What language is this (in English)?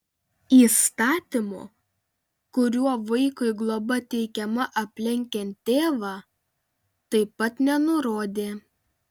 Lithuanian